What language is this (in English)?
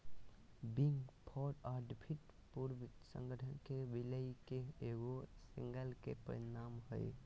Magahi